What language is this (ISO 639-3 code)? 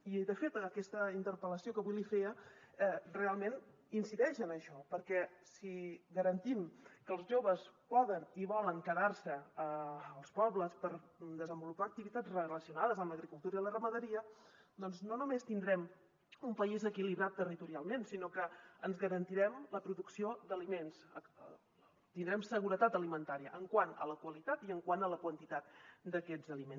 cat